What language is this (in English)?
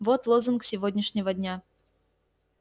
Russian